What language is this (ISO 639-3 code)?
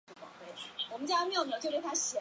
zho